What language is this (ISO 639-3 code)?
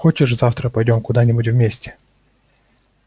rus